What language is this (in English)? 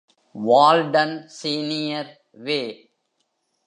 Tamil